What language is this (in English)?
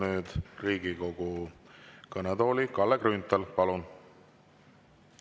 Estonian